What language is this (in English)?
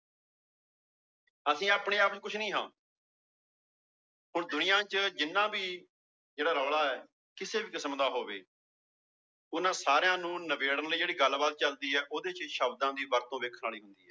Punjabi